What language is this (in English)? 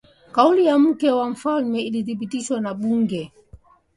Swahili